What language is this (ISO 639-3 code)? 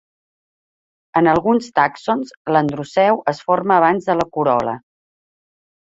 cat